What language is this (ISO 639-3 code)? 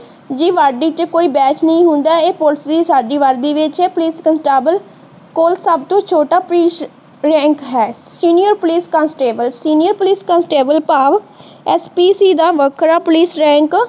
pan